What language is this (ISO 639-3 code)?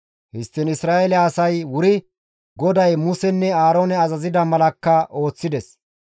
gmv